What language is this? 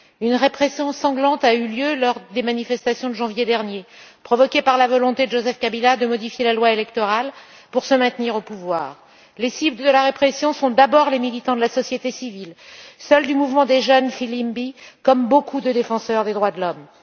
French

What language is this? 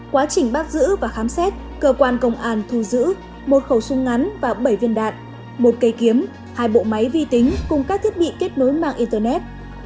Vietnamese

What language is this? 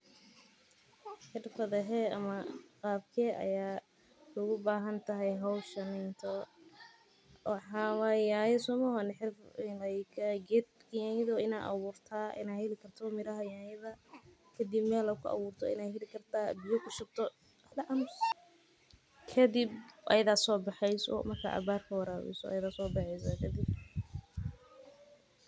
Somali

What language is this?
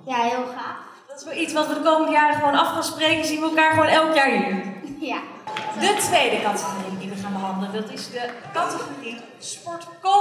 Dutch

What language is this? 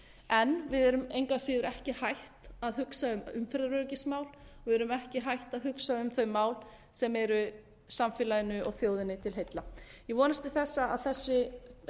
Icelandic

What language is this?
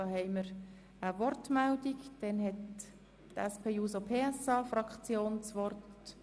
Swiss German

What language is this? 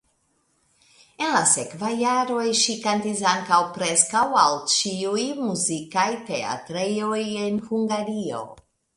Esperanto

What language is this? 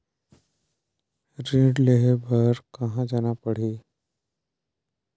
Chhattisgarhi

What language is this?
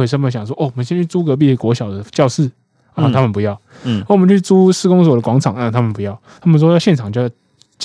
Chinese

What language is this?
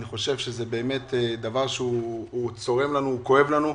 Hebrew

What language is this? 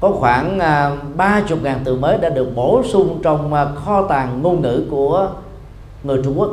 Vietnamese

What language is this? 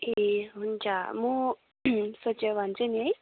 Nepali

